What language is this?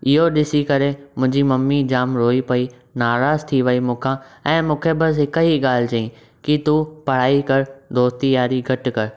Sindhi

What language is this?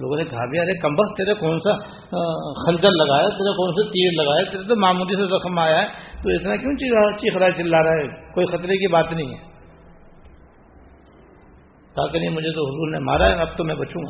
Urdu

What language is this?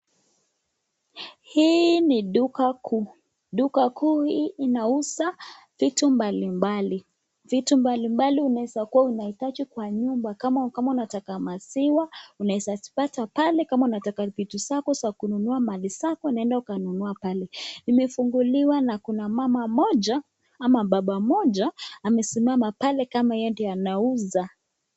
Swahili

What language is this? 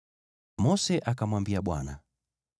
Swahili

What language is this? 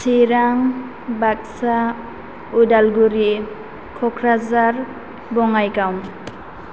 Bodo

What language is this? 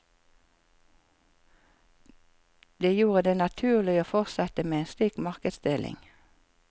Norwegian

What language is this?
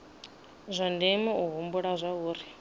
Venda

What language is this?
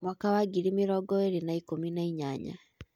Kikuyu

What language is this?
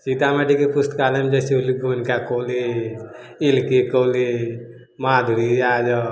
Maithili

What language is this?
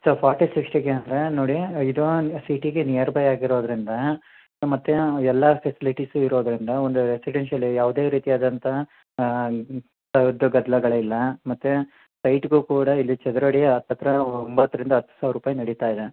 Kannada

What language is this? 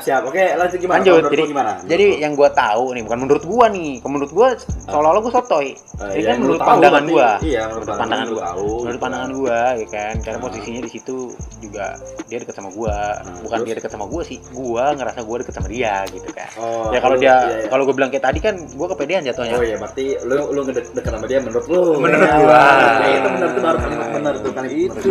Indonesian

